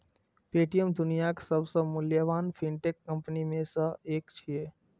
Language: Maithili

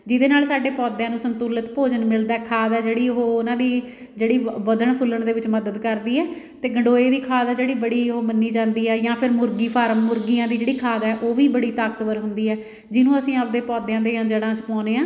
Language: Punjabi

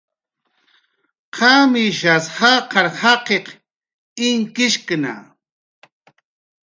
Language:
Jaqaru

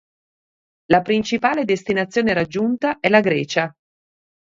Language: Italian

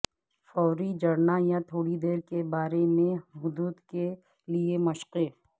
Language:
Urdu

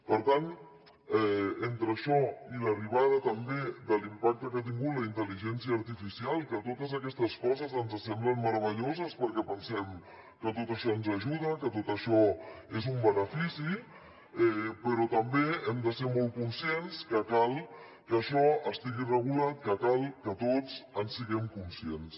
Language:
Catalan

